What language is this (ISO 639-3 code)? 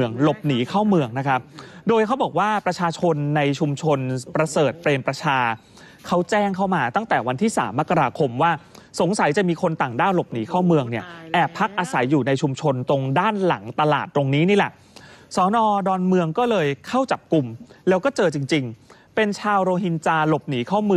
tha